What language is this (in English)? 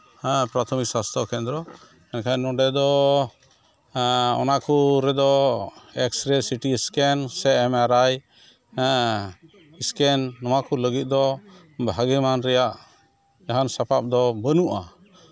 Santali